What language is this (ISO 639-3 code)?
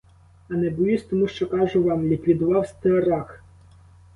ukr